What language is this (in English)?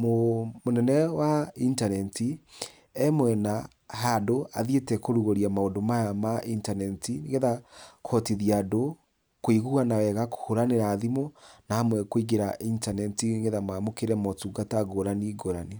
Kikuyu